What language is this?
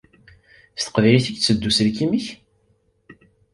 Kabyle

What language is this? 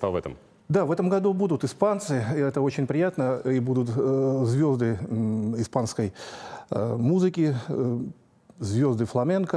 Russian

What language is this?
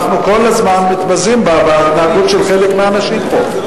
Hebrew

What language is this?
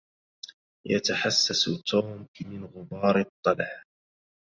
Arabic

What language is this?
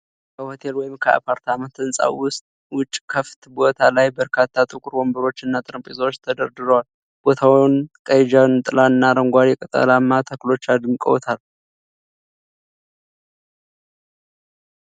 Amharic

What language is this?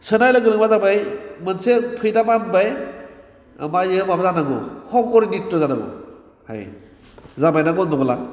Bodo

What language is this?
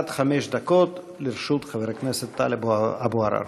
Hebrew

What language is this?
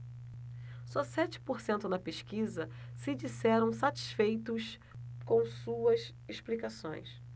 Portuguese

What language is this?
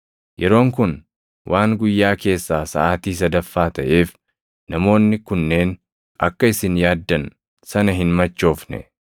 Oromo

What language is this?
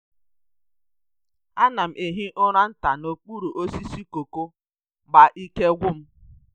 Igbo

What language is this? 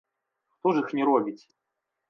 Belarusian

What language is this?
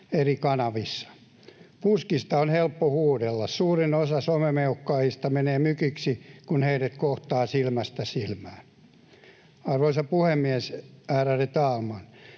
Finnish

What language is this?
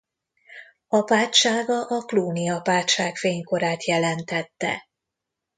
Hungarian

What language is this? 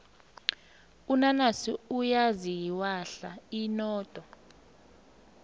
South Ndebele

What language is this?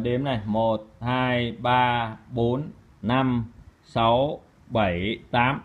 Vietnamese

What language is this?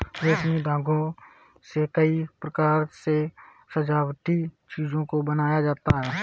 Hindi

